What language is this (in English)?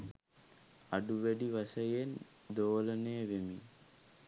Sinhala